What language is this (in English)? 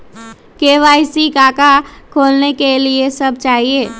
Magahi